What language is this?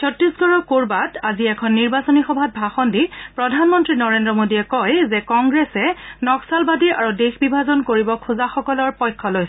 Assamese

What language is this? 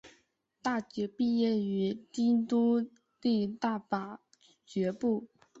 Chinese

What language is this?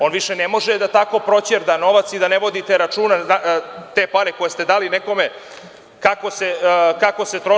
Serbian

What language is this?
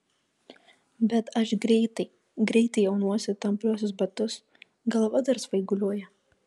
Lithuanian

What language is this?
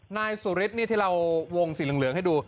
Thai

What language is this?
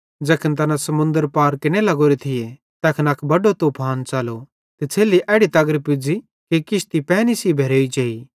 Bhadrawahi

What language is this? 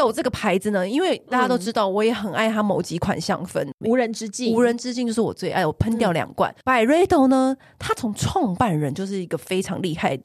Chinese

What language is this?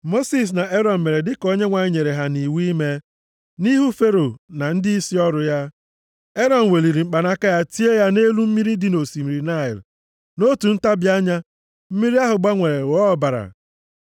Igbo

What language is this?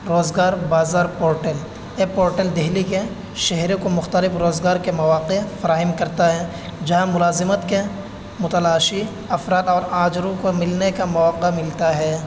Urdu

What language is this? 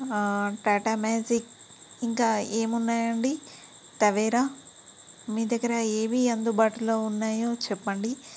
Telugu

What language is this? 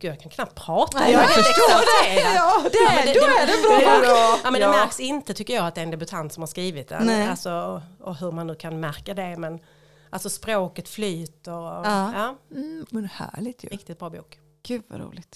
Swedish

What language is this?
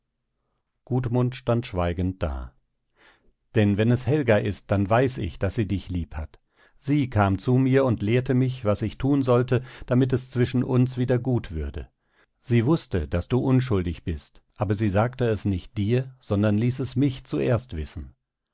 German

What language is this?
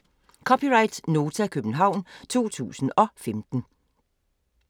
Danish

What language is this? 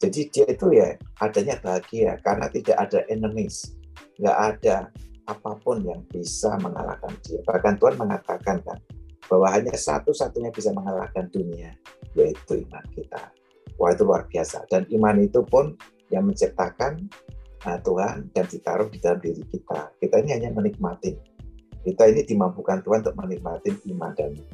Indonesian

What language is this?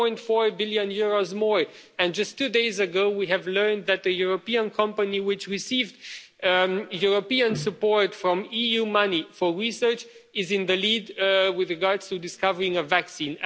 English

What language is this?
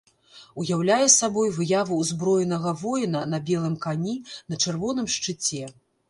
Belarusian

